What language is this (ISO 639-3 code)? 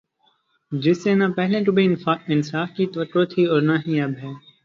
urd